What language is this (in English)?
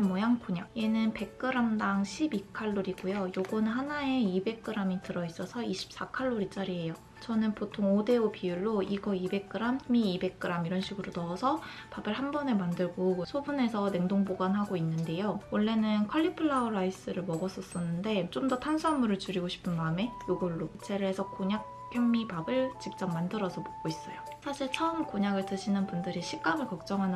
Korean